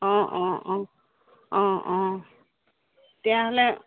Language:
Assamese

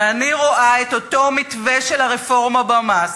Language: Hebrew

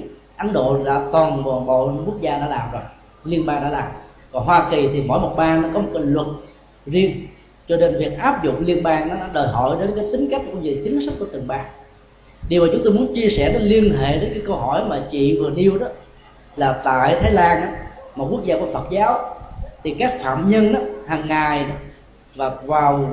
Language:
Vietnamese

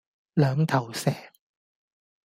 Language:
Cantonese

